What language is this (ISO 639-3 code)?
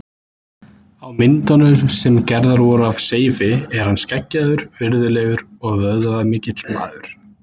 isl